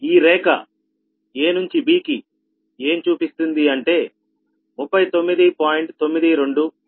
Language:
Telugu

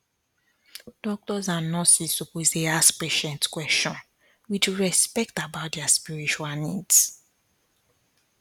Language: Nigerian Pidgin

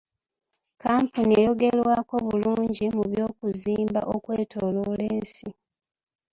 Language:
Ganda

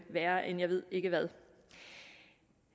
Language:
Danish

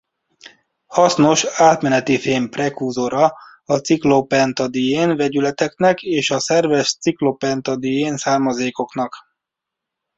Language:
Hungarian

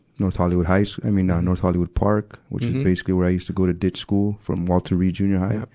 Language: English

